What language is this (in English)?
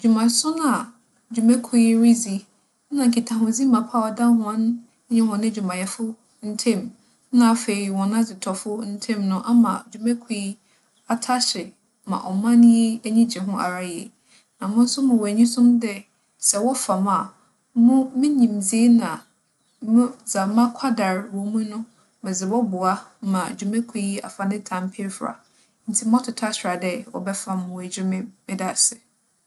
Akan